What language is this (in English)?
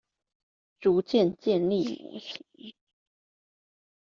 Chinese